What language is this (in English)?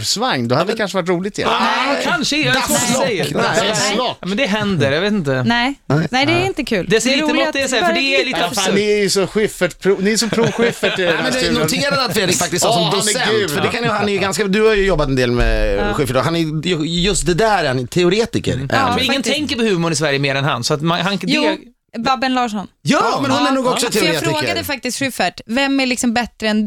Swedish